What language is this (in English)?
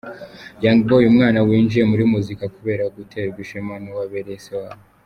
Kinyarwanda